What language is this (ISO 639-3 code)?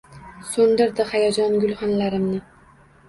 uzb